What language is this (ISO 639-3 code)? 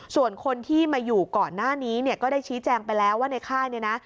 tha